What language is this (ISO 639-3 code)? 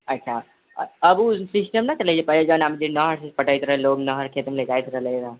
mai